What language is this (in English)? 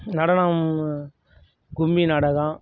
Tamil